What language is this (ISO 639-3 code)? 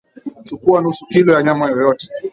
swa